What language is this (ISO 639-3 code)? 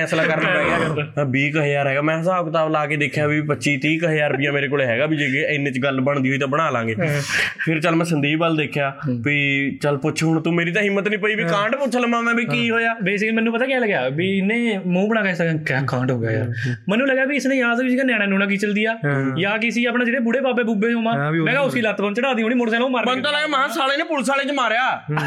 pan